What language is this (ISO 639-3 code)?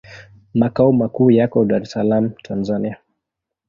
swa